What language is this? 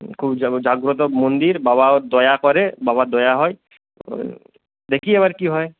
Bangla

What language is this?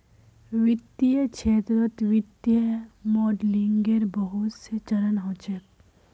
Magahi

